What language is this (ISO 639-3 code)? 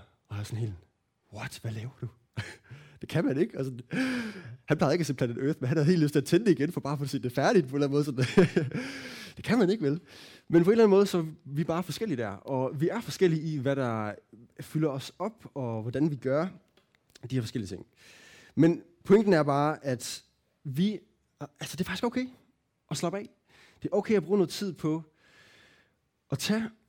dan